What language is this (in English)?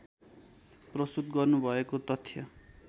Nepali